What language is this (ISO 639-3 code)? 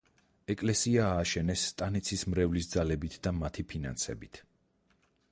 kat